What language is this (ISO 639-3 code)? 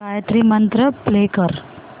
mar